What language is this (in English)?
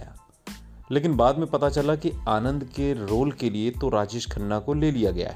Hindi